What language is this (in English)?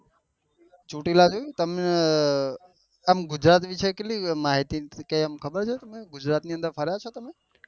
Gujarati